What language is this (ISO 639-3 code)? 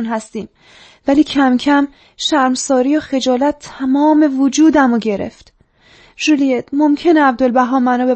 fas